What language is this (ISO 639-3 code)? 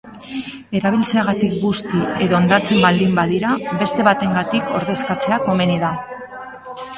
eus